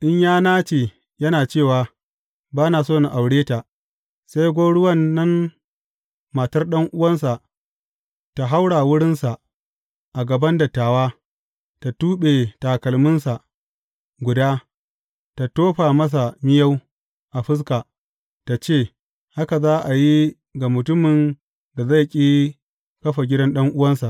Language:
Hausa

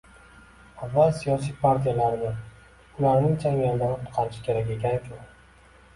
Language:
Uzbek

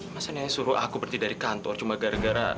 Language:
Indonesian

